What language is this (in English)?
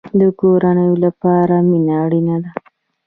Pashto